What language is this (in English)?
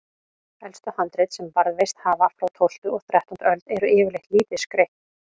Icelandic